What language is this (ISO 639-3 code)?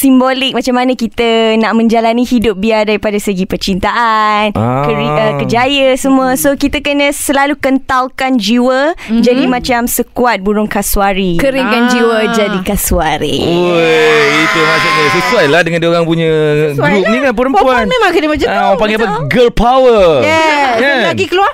msa